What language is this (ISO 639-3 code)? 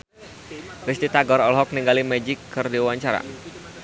sun